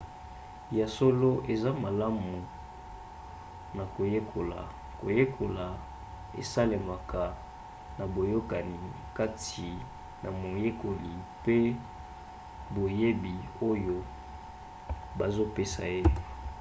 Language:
Lingala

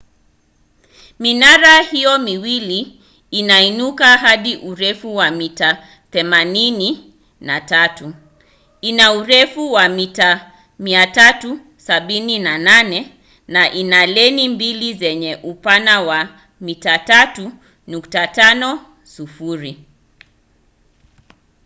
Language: Swahili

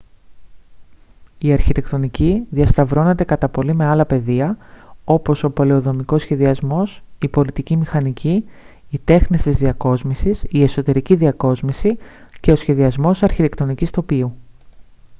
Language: Greek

